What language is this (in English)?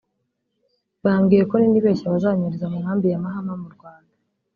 Kinyarwanda